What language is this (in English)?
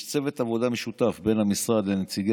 Hebrew